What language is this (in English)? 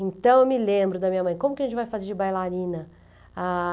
Portuguese